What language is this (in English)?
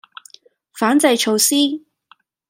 Cantonese